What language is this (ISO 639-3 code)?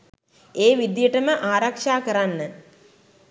sin